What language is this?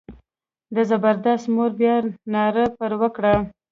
Pashto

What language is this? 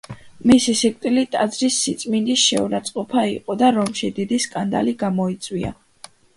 Georgian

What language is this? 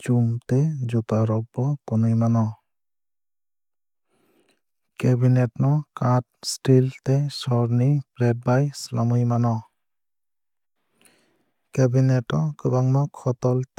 Kok Borok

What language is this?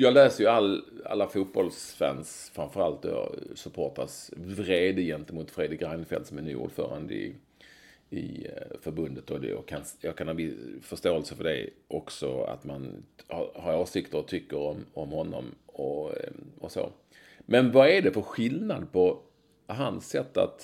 Swedish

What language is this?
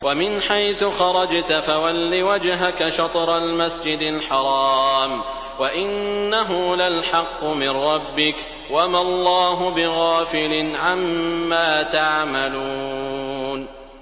Arabic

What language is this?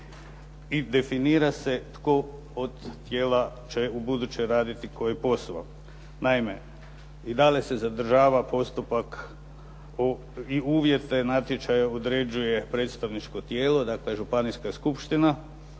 Croatian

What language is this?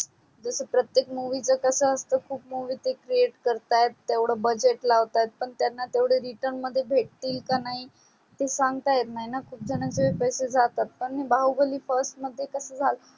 Marathi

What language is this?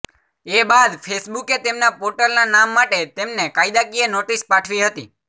Gujarati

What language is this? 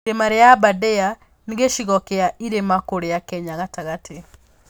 Kikuyu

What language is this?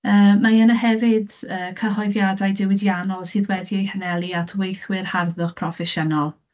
Welsh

